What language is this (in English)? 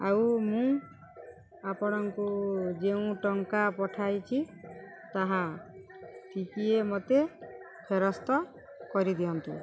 Odia